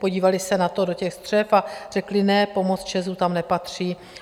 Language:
Czech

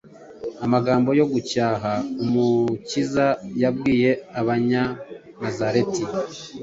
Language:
Kinyarwanda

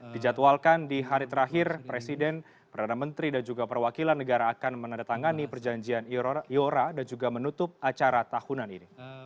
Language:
Indonesian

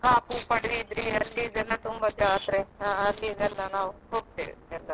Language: Kannada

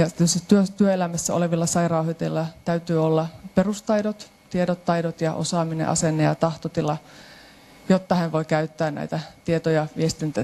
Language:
Finnish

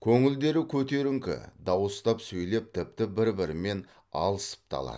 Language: Kazakh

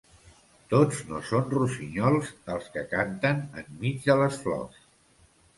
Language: Catalan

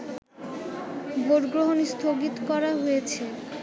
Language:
Bangla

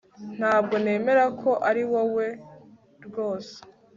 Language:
Kinyarwanda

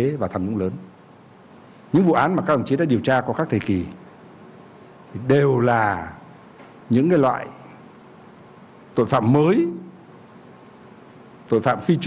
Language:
Vietnamese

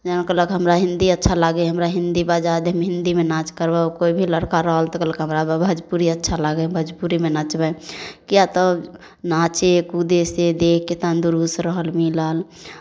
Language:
Maithili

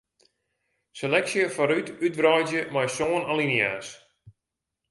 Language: Western Frisian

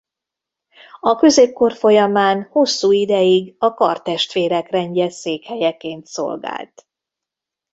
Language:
Hungarian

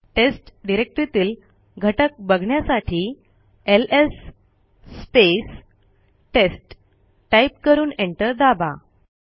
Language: Marathi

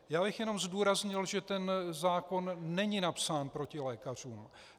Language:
Czech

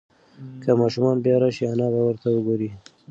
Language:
Pashto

